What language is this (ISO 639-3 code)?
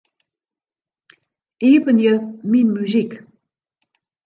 fry